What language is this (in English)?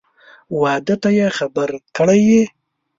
Pashto